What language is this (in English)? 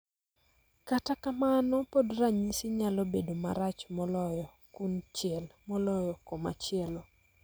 Luo (Kenya and Tanzania)